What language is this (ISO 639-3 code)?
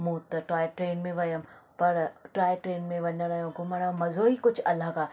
snd